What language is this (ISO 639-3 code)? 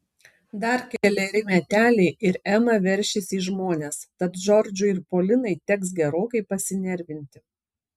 lit